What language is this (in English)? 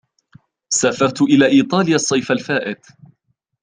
Arabic